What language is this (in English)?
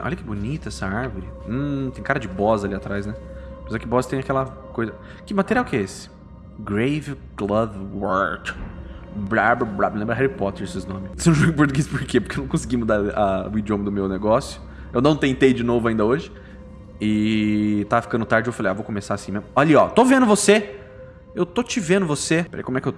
Portuguese